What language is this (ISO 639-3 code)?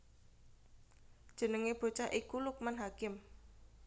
jav